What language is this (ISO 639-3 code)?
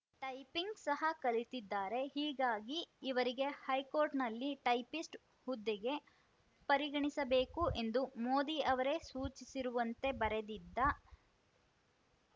kan